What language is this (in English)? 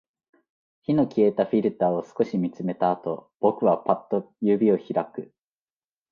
Japanese